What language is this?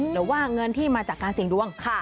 Thai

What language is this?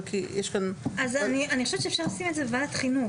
Hebrew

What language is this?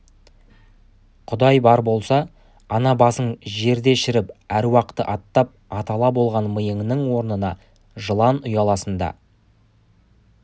Kazakh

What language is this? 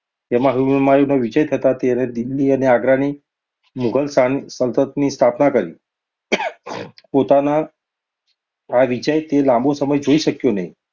Gujarati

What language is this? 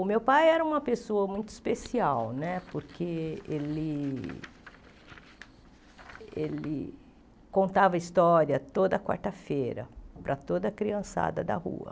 Portuguese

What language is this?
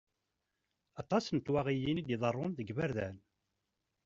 Kabyle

